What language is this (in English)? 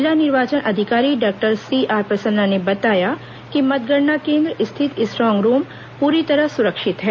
Hindi